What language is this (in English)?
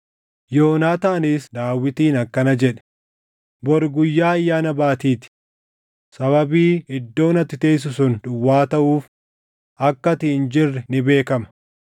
Oromo